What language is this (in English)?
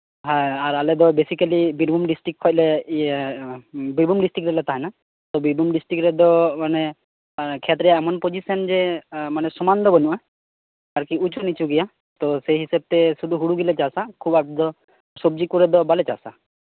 Santali